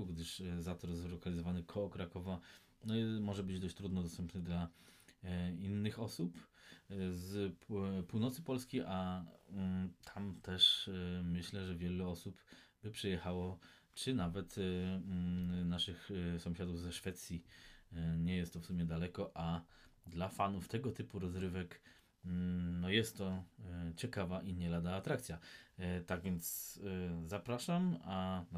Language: Polish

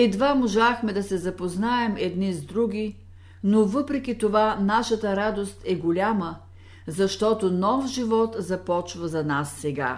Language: Bulgarian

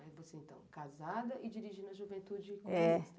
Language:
Portuguese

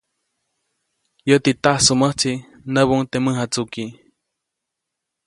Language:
Copainalá Zoque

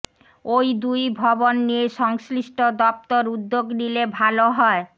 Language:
Bangla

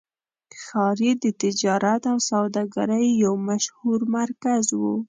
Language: Pashto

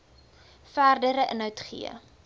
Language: Afrikaans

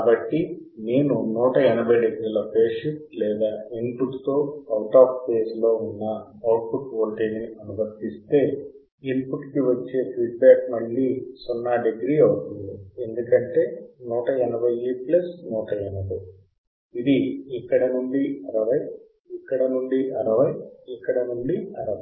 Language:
Telugu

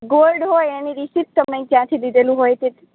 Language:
Gujarati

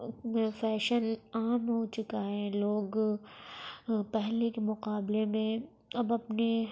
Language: Urdu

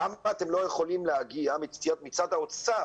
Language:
Hebrew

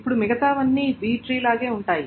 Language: Telugu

